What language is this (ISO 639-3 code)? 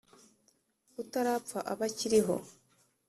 kin